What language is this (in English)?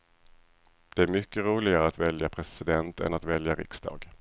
Swedish